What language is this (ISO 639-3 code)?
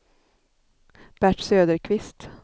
swe